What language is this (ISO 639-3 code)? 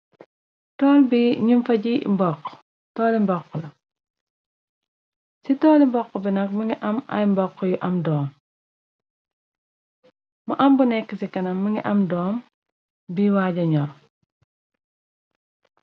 wol